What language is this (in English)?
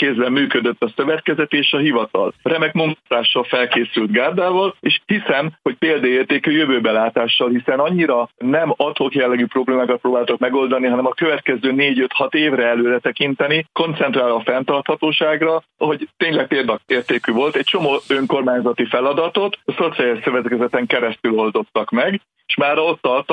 Hungarian